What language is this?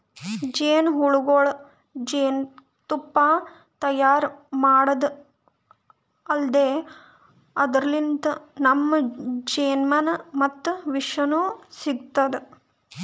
Kannada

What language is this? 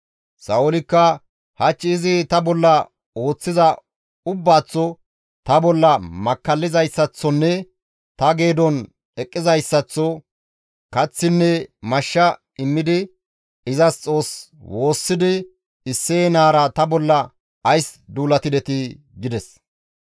Gamo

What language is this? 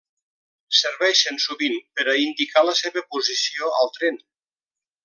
Catalan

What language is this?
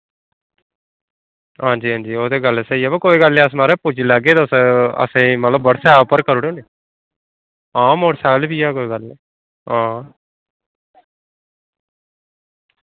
Dogri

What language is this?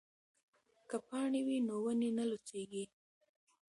Pashto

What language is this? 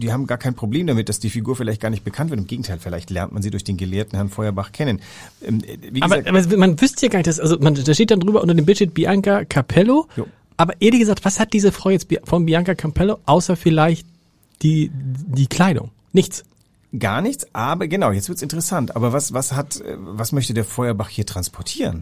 German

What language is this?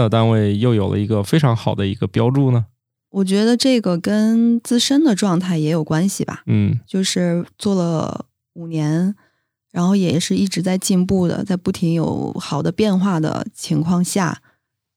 Chinese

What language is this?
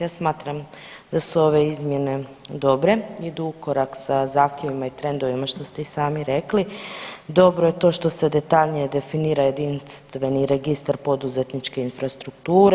Croatian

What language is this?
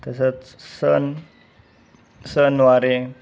Marathi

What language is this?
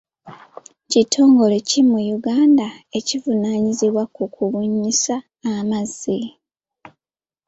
Ganda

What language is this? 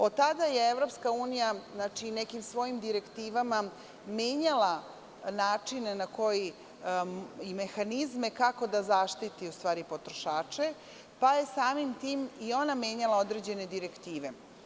Serbian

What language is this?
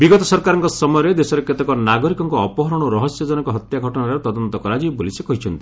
Odia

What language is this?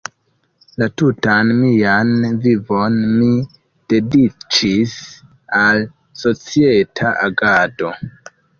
Esperanto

